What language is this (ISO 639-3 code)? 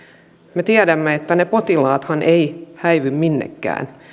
fin